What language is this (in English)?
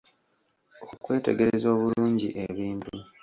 Ganda